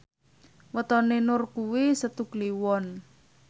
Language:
Javanese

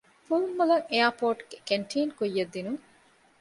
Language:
Divehi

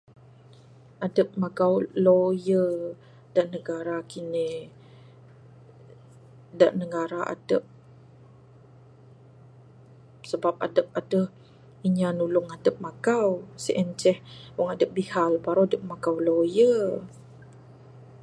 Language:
Bukar-Sadung Bidayuh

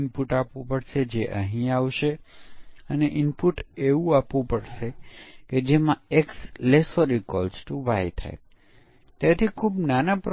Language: Gujarati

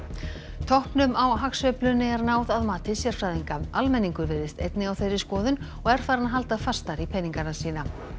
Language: Icelandic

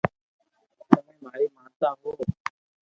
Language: Loarki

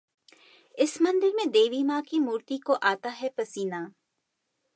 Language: Hindi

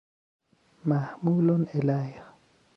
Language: Persian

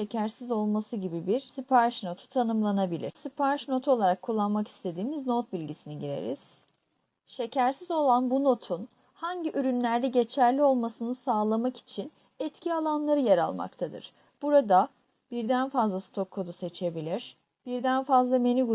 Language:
Turkish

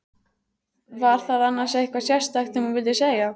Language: Icelandic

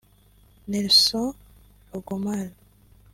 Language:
Kinyarwanda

